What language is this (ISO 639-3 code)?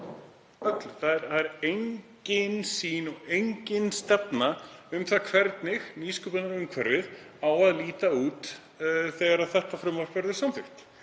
isl